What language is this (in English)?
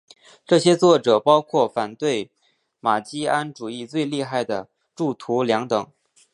Chinese